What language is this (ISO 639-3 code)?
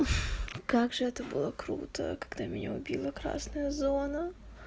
rus